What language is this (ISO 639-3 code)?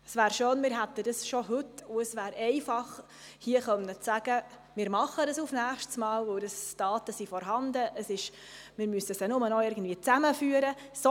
gsw